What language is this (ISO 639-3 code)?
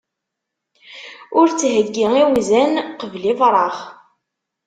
kab